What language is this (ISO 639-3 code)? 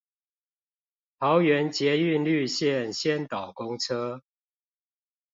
zho